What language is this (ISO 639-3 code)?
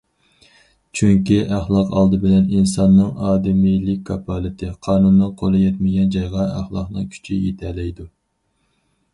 uig